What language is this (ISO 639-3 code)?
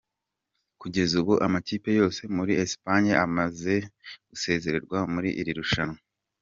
kin